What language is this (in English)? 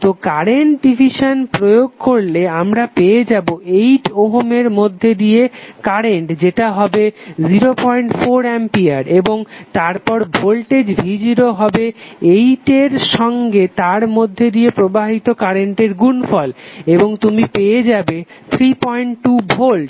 Bangla